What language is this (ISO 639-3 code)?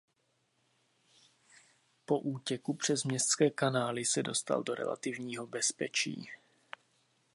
ces